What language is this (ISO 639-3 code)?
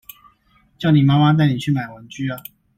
zho